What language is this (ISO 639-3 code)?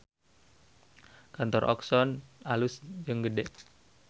sun